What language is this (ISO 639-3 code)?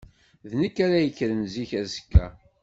kab